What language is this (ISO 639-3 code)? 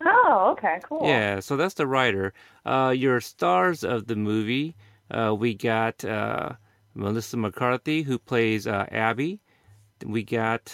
eng